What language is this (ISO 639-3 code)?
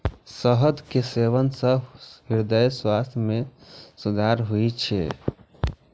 mai